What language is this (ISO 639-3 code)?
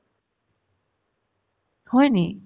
asm